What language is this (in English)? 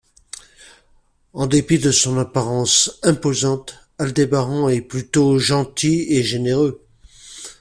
French